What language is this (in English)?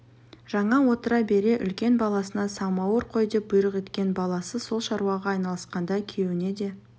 Kazakh